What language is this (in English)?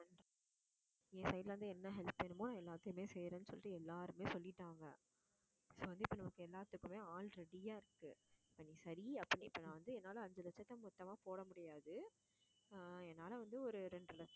Tamil